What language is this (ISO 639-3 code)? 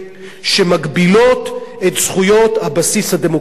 heb